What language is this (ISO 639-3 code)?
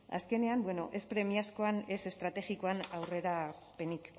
eus